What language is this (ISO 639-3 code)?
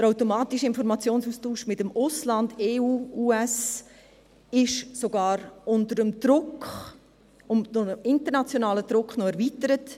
gsw